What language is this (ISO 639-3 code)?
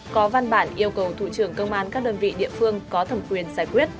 vie